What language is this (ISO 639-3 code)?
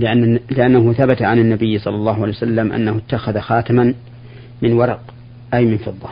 ara